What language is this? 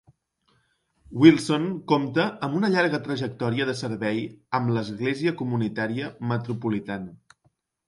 Catalan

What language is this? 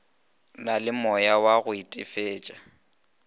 Northern Sotho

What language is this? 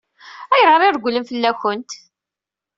Kabyle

